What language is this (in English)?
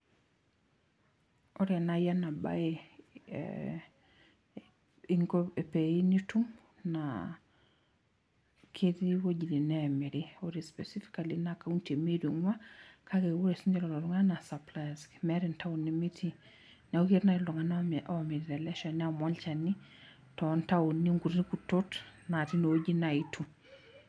Masai